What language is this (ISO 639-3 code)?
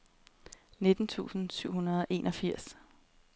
dan